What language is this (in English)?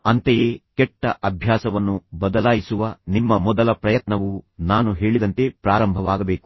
Kannada